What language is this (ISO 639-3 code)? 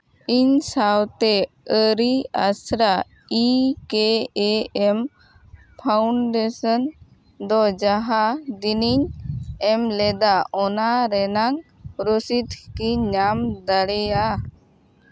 sat